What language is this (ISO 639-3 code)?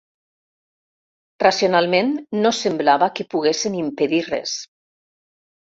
cat